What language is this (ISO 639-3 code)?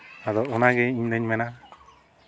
sat